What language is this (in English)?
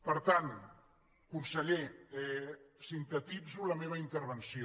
Catalan